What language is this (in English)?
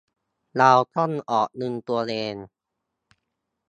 Thai